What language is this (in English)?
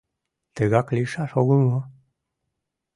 Mari